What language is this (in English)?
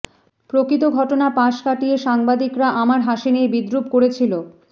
Bangla